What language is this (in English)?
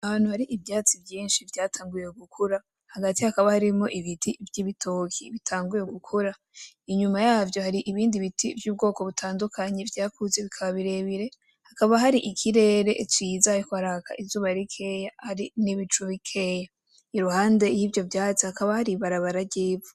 Rundi